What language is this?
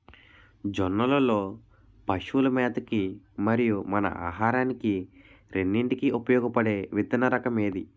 Telugu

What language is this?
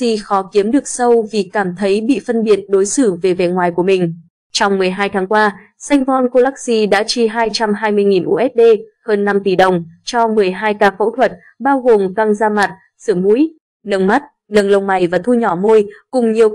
Vietnamese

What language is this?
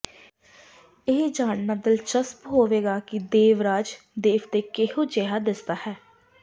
Punjabi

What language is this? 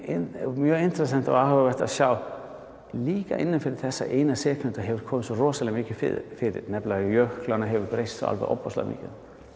Icelandic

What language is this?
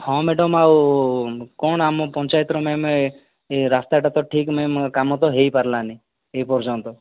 Odia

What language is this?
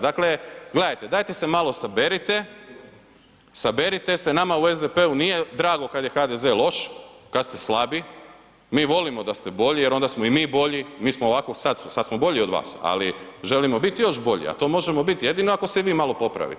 Croatian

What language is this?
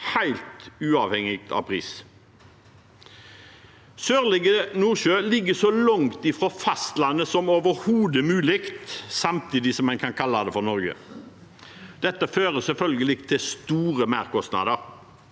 Norwegian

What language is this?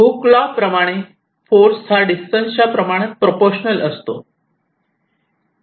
Marathi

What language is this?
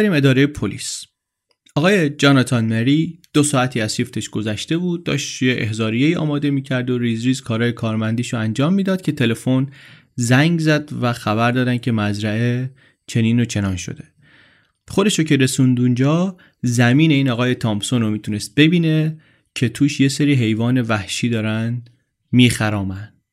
Persian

